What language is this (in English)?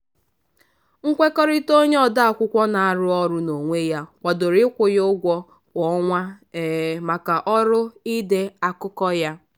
Igbo